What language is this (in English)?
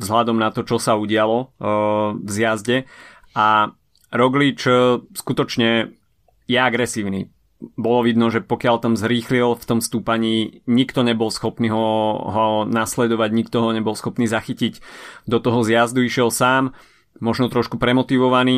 Slovak